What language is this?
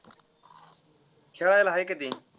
Marathi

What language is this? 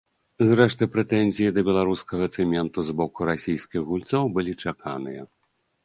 Belarusian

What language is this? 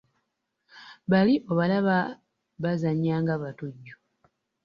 Ganda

